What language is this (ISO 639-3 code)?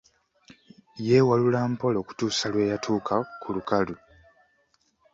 lug